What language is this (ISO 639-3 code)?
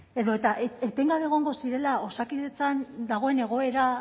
eus